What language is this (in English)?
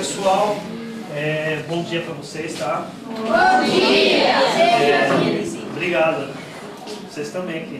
Portuguese